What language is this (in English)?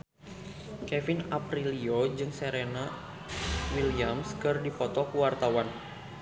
Sundanese